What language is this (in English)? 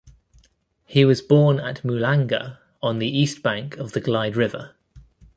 English